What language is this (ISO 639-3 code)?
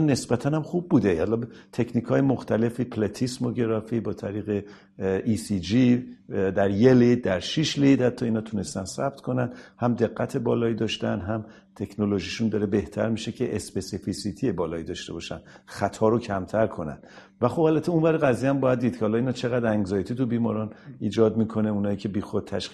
fas